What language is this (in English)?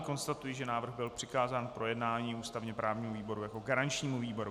Czech